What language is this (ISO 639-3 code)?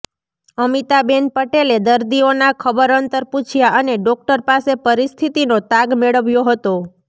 guj